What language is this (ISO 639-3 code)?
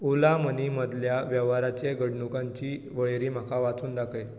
kok